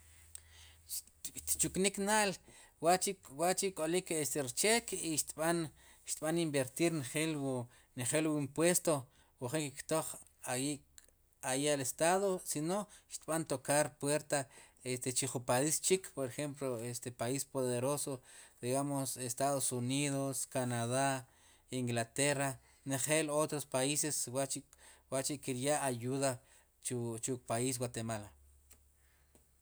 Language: Sipacapense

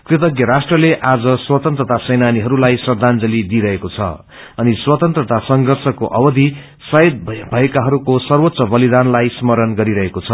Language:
Nepali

